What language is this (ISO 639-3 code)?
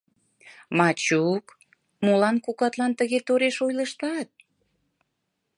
chm